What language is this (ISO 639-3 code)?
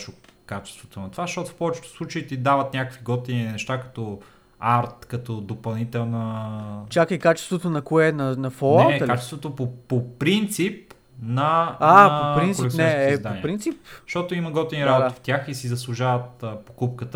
bul